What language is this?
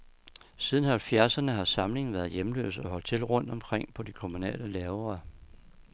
Danish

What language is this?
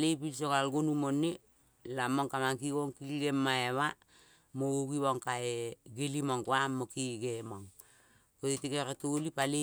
Kol (Papua New Guinea)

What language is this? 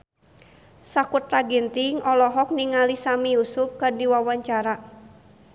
Sundanese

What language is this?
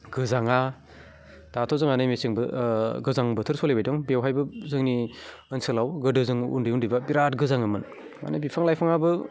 Bodo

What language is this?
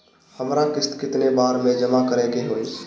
Bhojpuri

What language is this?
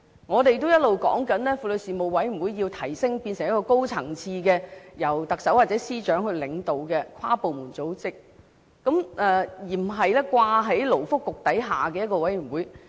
Cantonese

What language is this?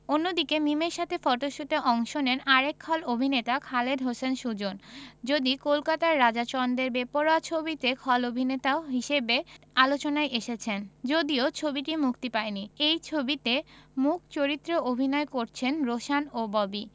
Bangla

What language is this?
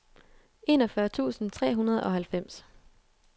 Danish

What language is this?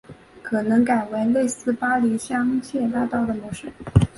Chinese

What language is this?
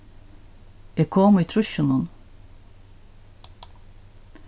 Faroese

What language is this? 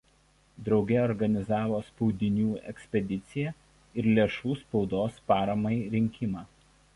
Lithuanian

